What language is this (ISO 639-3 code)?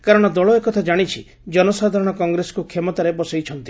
ori